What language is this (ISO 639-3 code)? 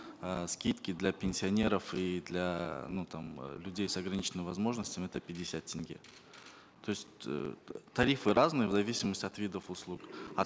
kaz